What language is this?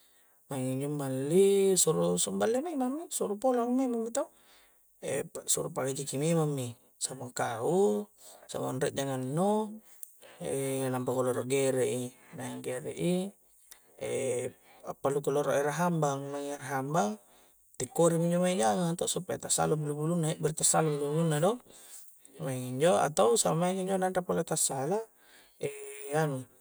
Coastal Konjo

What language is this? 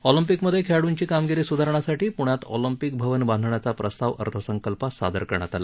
Marathi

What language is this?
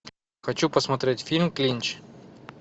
Russian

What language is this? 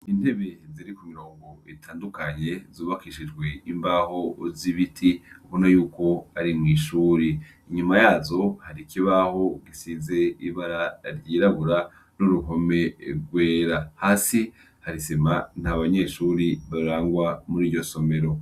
Rundi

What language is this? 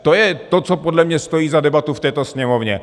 Czech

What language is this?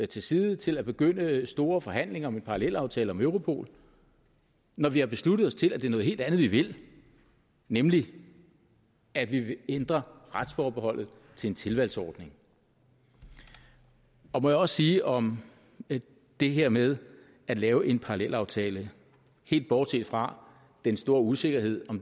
Danish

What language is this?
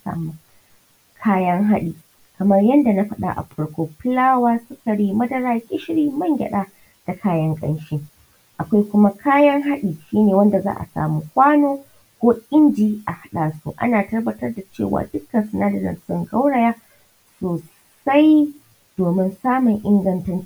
Hausa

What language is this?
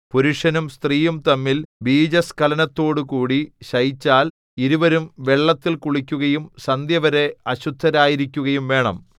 Malayalam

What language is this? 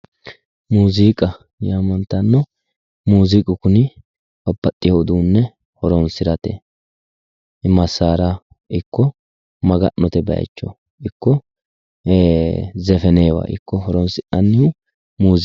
Sidamo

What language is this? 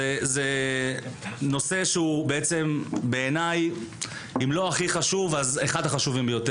Hebrew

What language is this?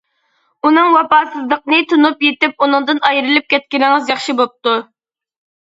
Uyghur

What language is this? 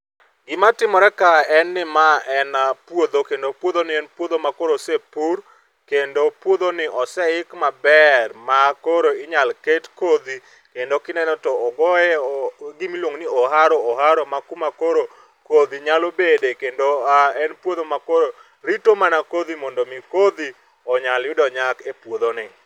Luo (Kenya and Tanzania)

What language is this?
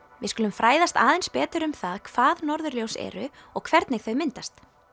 Icelandic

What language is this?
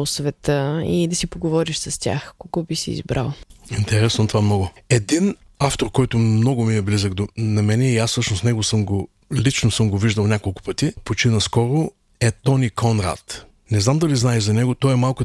Bulgarian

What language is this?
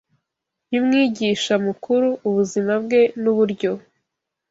Kinyarwanda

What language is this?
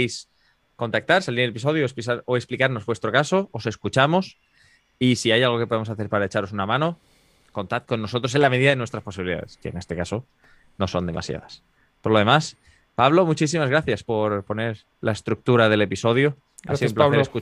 Spanish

